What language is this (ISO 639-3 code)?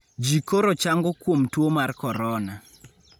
luo